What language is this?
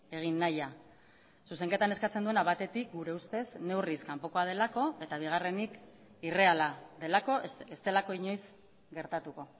Basque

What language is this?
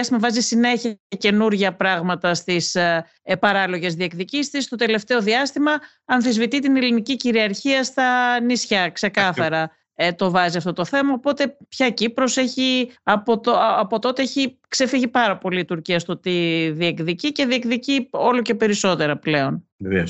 Greek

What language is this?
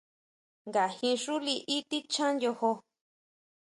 Huautla Mazatec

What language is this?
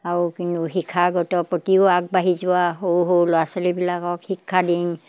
Assamese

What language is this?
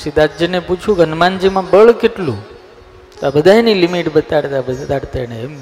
Gujarati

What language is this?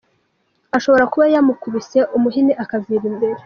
Kinyarwanda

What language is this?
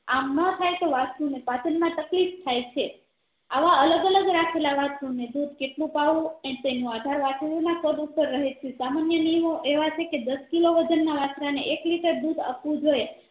Gujarati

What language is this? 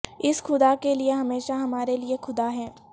Urdu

